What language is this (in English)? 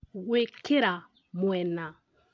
Kikuyu